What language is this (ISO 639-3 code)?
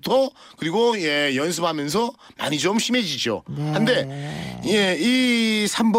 kor